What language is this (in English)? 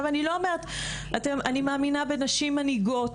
Hebrew